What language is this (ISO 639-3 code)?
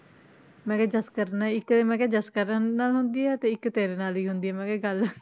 pan